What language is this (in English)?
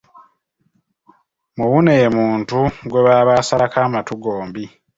Ganda